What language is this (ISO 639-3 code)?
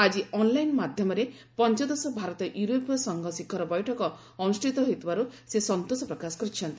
ori